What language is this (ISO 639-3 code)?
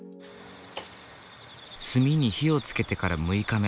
jpn